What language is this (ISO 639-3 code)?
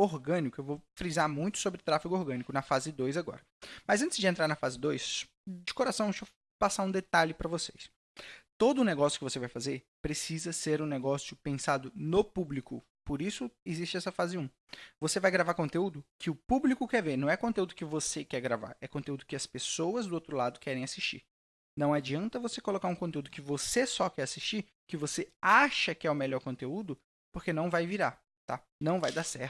por